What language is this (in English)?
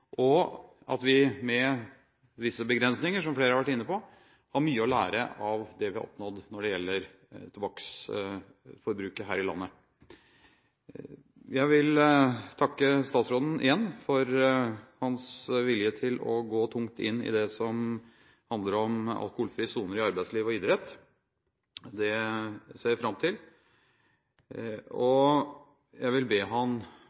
Norwegian Bokmål